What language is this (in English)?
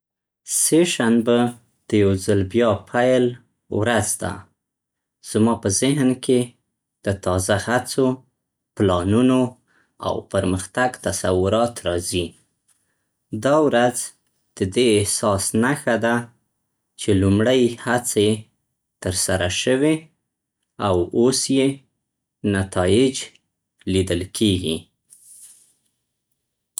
Central Pashto